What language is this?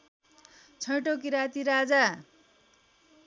Nepali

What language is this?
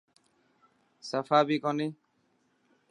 Dhatki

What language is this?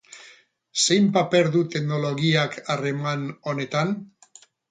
Basque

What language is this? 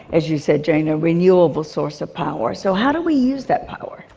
English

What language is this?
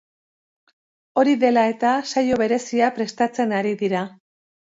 Basque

